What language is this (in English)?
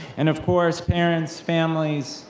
English